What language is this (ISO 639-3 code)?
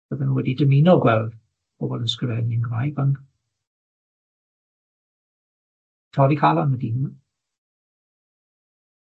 cym